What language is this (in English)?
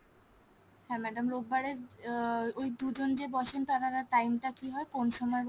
Bangla